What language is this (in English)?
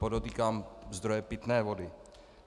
Czech